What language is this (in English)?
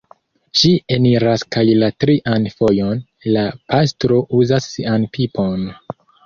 Esperanto